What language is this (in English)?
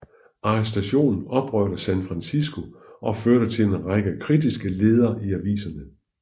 Danish